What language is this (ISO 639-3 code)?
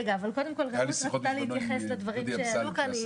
heb